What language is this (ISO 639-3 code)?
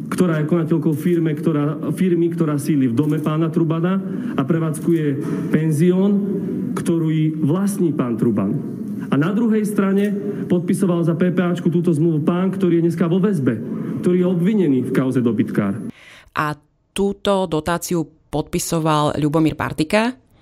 slk